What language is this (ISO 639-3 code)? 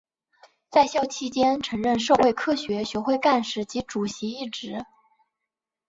zho